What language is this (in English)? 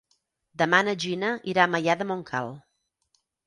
Catalan